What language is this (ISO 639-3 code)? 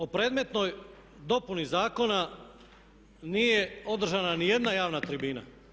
hrv